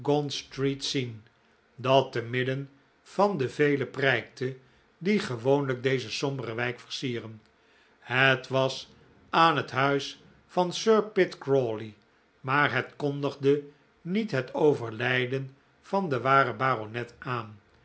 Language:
Dutch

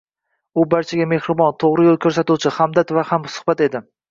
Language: Uzbek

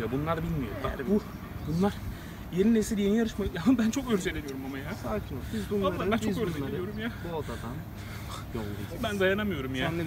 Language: Turkish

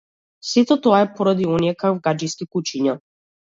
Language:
Macedonian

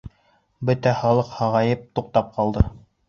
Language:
Bashkir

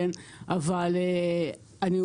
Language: Hebrew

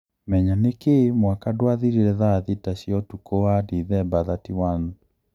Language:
Kikuyu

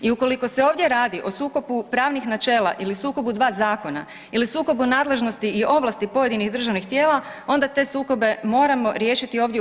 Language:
Croatian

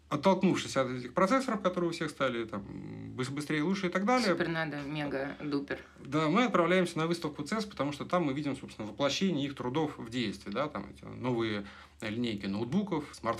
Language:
Russian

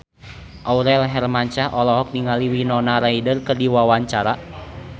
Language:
Sundanese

